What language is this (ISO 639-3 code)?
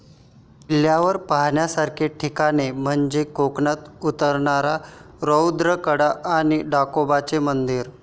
mar